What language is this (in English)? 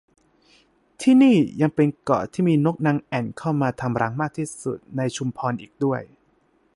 Thai